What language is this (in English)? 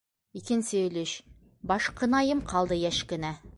Bashkir